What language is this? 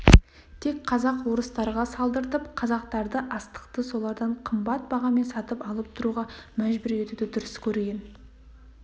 Kazakh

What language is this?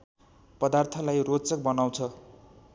Nepali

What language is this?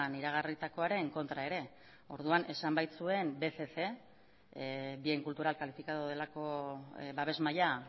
Basque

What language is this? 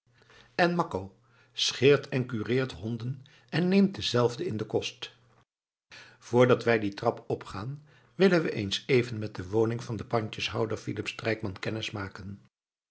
Dutch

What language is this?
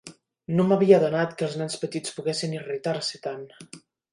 Catalan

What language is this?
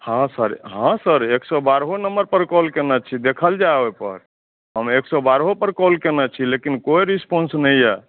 Maithili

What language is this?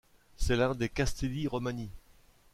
French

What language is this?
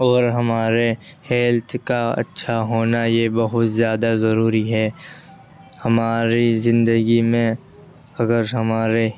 Urdu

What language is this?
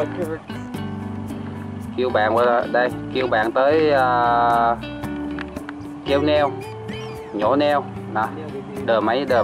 Vietnamese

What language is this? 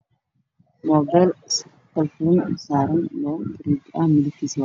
Somali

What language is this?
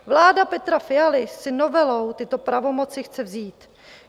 Czech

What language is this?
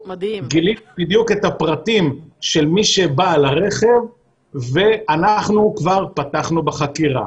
Hebrew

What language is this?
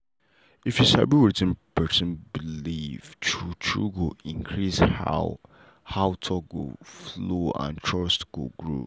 Nigerian Pidgin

